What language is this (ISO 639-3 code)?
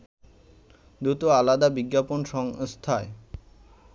ben